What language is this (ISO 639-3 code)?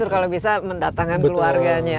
ind